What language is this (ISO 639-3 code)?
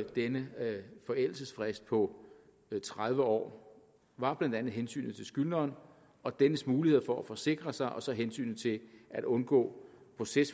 dan